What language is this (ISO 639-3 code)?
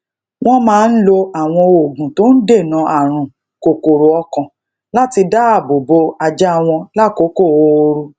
yor